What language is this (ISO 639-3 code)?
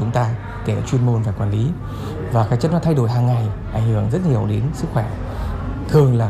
vie